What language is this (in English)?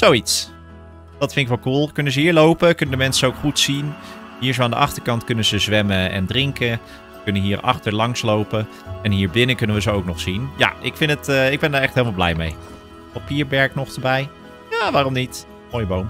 Dutch